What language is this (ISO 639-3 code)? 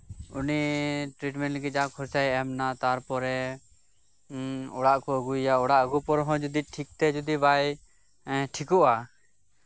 sat